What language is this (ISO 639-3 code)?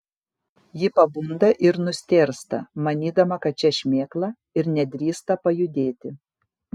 lit